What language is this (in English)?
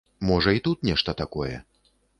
Belarusian